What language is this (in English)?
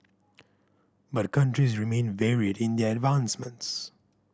English